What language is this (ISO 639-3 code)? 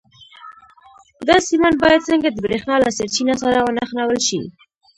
pus